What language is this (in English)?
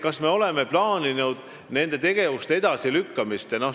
Estonian